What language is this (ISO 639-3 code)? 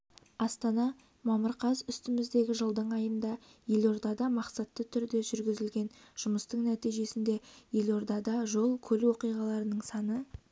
kaz